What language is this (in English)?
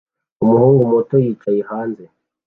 Kinyarwanda